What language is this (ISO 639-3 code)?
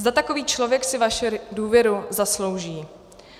ces